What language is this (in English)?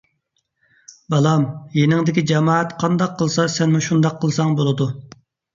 Uyghur